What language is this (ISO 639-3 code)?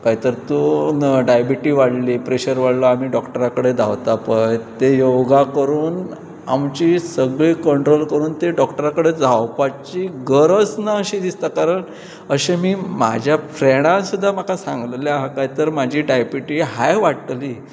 kok